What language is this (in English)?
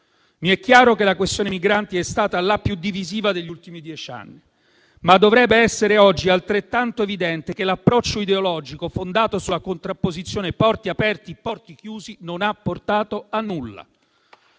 Italian